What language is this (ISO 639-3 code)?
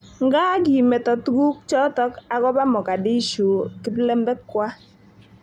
kln